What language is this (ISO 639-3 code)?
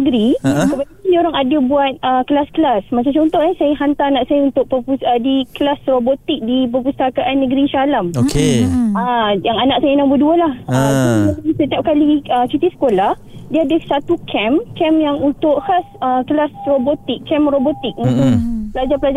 msa